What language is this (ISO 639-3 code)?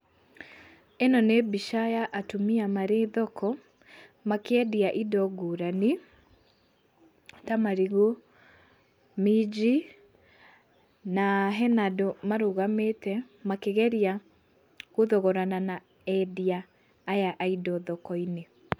kik